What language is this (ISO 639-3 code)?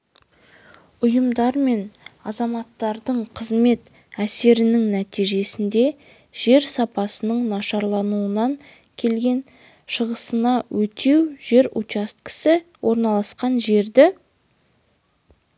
kaz